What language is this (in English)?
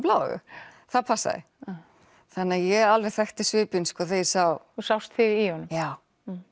Icelandic